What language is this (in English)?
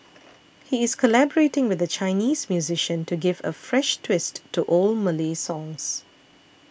English